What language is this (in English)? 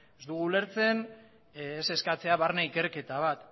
Basque